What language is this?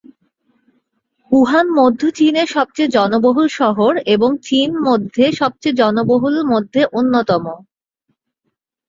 Bangla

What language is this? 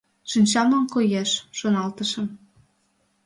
Mari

